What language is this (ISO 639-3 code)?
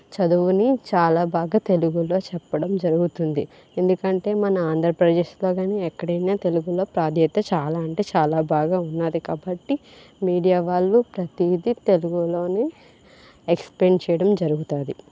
tel